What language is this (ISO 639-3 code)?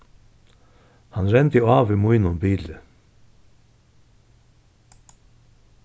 fao